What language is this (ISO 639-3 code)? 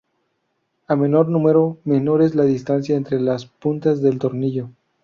spa